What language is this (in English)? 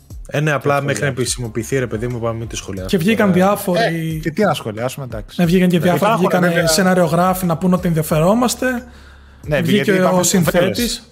Greek